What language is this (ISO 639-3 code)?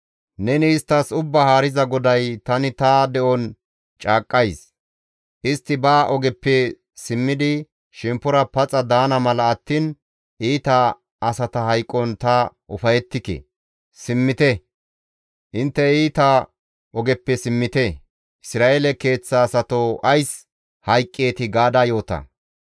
gmv